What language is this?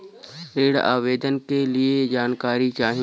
Bhojpuri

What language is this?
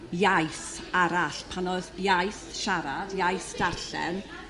Welsh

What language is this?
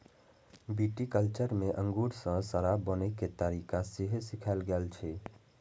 Maithili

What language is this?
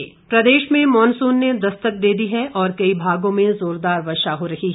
Hindi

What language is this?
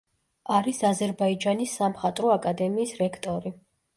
Georgian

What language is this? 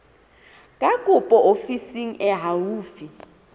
Southern Sotho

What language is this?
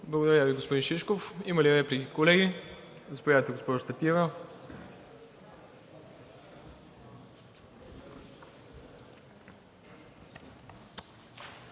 Bulgarian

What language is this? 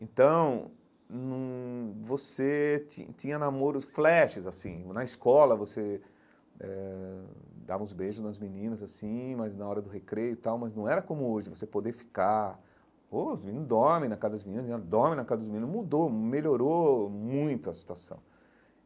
Portuguese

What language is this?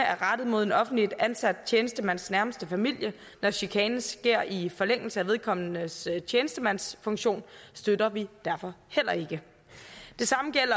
Danish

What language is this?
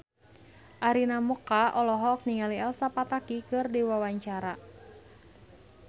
Sundanese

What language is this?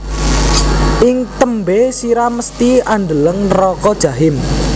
Javanese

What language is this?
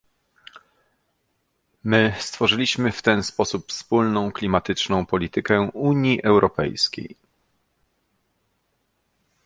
Polish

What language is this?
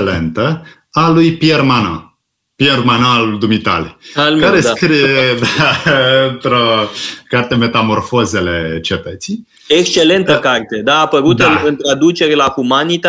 Romanian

